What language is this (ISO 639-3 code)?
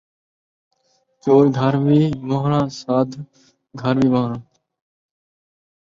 skr